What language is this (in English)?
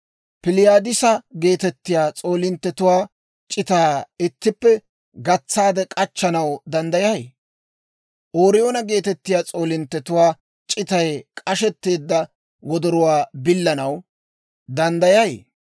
Dawro